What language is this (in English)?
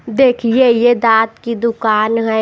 Hindi